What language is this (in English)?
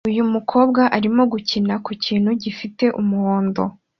Kinyarwanda